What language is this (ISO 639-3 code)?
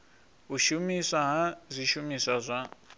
ven